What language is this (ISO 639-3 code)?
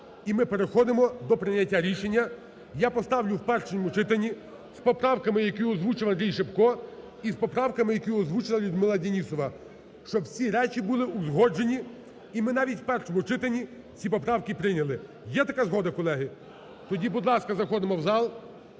ukr